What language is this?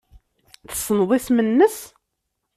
Kabyle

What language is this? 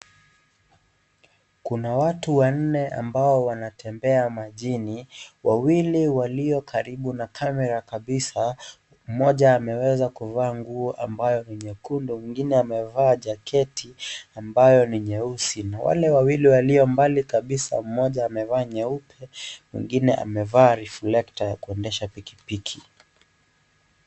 Swahili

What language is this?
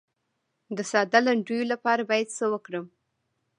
Pashto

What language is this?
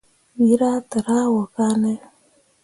Mundang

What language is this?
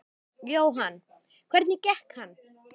Icelandic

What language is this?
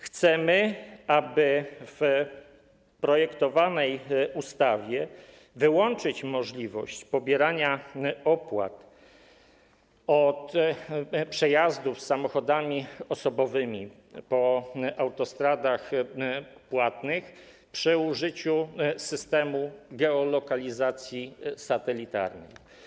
Polish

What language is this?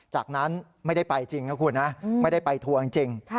Thai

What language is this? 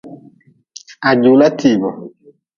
Nawdm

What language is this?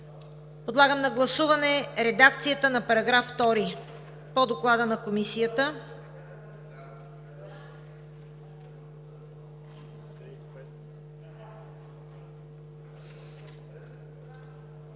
Bulgarian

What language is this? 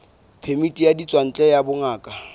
Southern Sotho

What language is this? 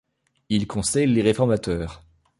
French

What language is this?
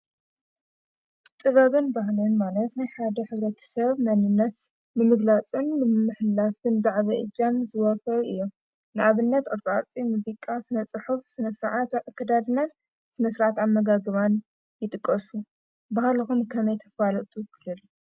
Tigrinya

